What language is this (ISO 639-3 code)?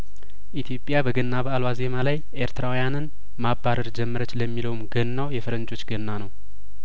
amh